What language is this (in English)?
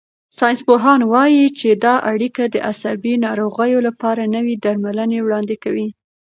Pashto